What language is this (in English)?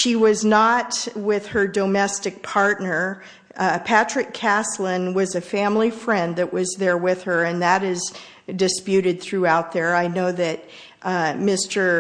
English